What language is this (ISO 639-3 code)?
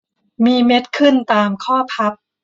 tha